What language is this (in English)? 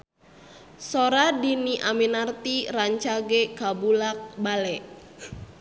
Sundanese